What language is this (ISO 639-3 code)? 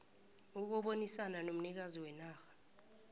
nbl